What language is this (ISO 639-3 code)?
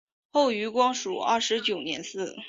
zho